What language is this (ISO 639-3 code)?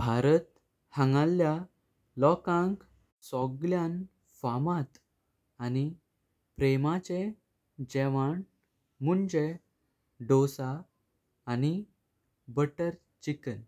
kok